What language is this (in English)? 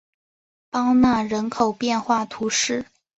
Chinese